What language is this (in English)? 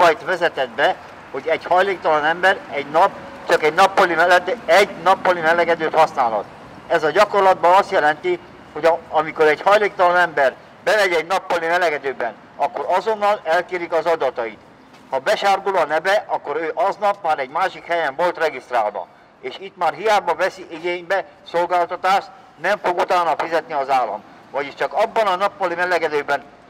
Hungarian